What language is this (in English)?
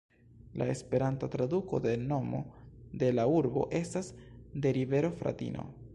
Esperanto